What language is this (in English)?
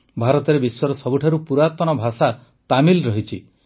Odia